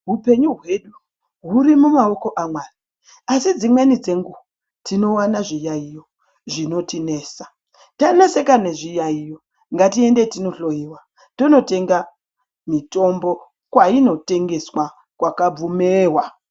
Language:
Ndau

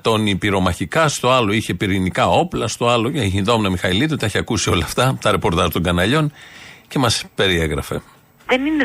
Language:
Greek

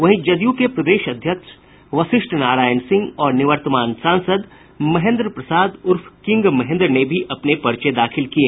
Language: Hindi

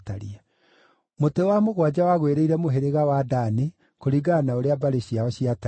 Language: Kikuyu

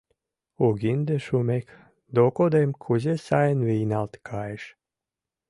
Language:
Mari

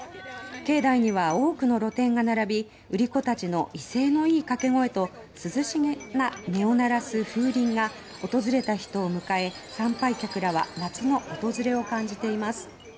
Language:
Japanese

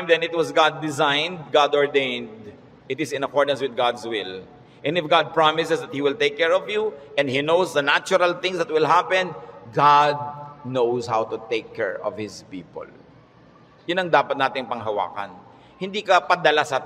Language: Filipino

